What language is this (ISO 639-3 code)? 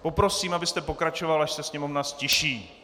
ces